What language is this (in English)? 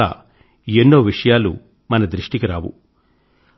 Telugu